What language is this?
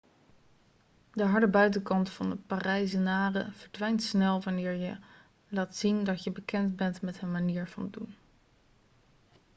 Dutch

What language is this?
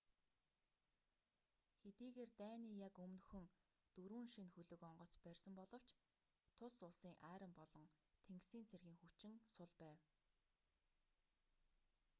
Mongolian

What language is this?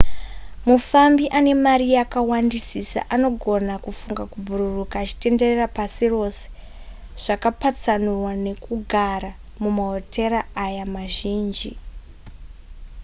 Shona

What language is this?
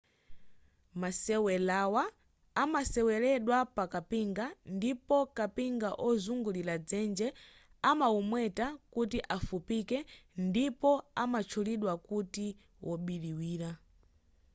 Nyanja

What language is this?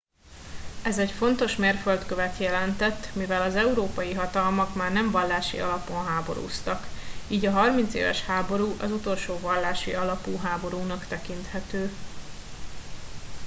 Hungarian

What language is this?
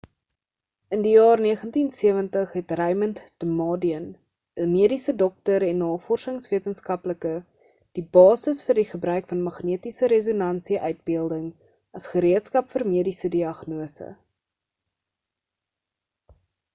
Afrikaans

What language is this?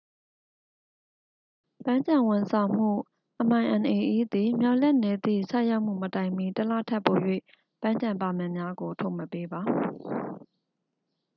Burmese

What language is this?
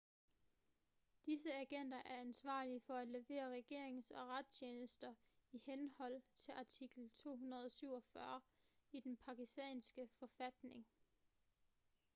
Danish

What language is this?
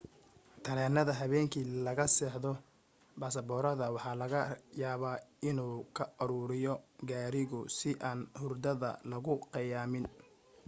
Somali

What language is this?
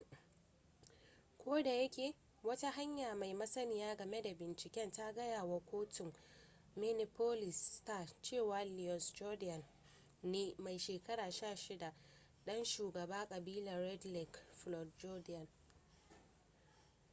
Hausa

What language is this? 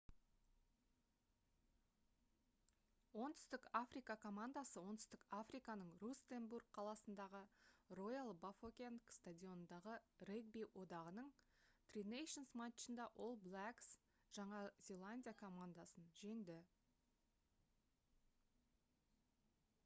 Kazakh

